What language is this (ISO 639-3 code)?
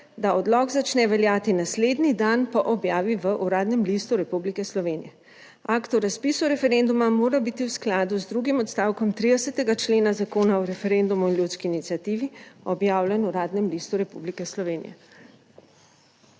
slv